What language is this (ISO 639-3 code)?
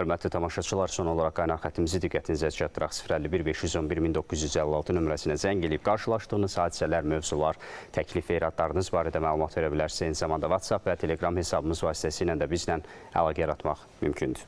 tur